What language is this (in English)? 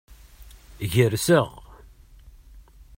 Kabyle